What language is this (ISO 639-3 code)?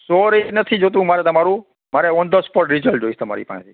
guj